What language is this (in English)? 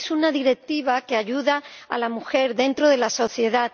Spanish